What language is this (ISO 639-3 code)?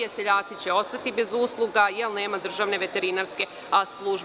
srp